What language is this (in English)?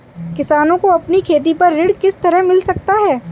Hindi